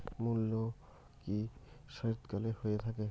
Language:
Bangla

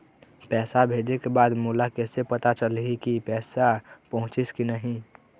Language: Chhattisgarhi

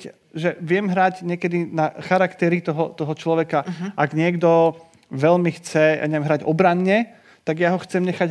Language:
Slovak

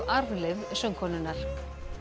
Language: Icelandic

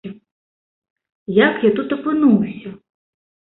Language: Belarusian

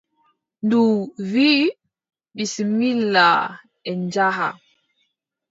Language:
Adamawa Fulfulde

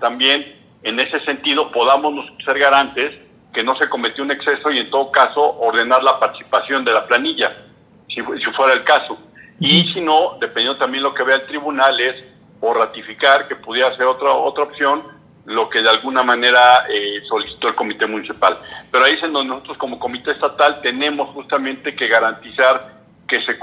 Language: Spanish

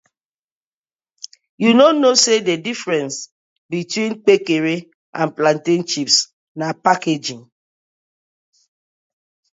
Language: Nigerian Pidgin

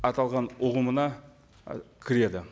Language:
Kazakh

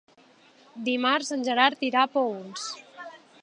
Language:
Catalan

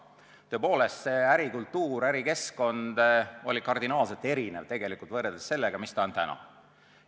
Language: Estonian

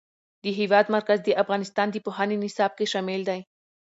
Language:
Pashto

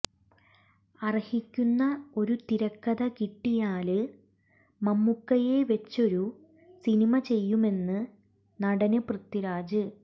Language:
Malayalam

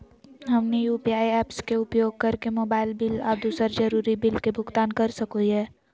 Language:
Magahi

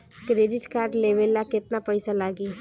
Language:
Bhojpuri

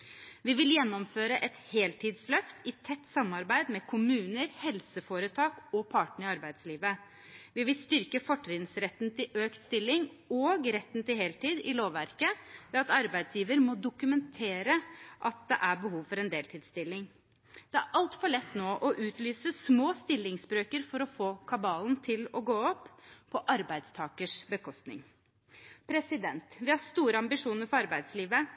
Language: Norwegian Bokmål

